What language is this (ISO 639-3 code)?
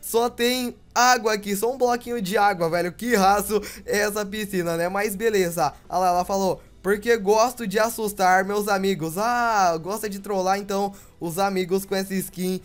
por